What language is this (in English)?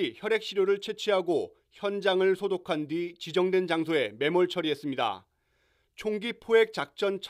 Korean